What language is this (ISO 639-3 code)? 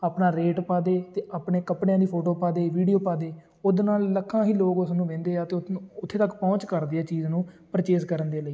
pan